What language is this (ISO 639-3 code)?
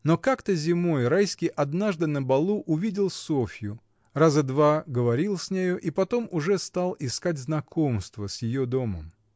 rus